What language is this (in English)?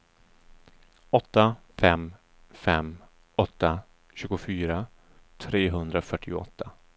Swedish